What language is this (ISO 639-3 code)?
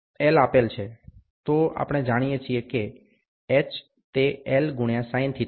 guj